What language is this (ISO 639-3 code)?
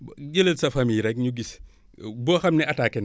wol